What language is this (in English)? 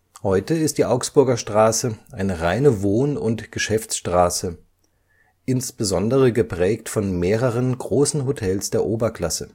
German